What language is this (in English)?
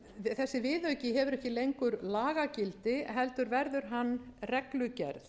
Icelandic